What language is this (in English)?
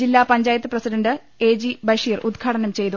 Malayalam